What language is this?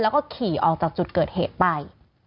Thai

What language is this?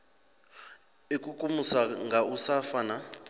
Venda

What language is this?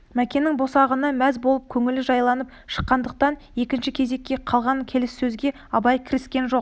Kazakh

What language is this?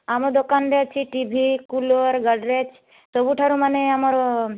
Odia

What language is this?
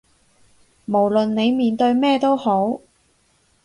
Cantonese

